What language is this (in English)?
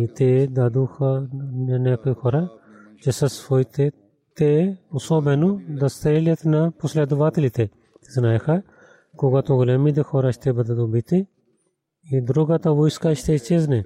Bulgarian